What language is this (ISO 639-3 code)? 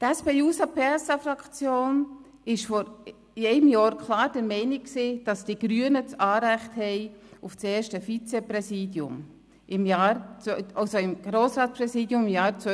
gsw